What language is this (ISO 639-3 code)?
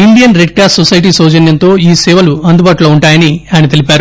tel